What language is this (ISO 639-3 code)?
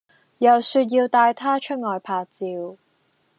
yue